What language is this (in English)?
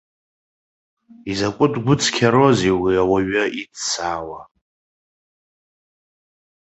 Abkhazian